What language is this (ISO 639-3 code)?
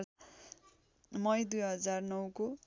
nep